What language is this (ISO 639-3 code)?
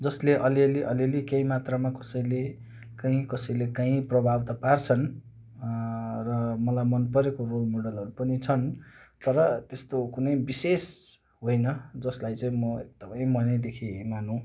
nep